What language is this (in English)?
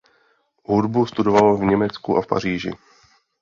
Czech